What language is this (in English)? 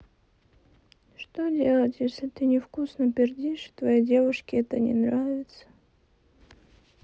Russian